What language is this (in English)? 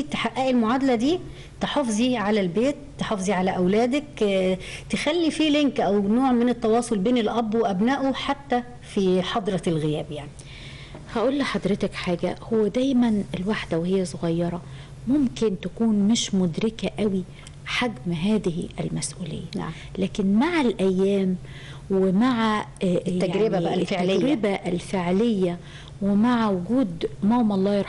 Arabic